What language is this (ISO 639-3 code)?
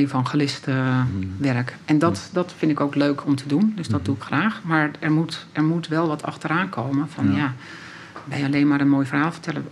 nld